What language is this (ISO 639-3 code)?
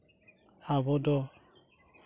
sat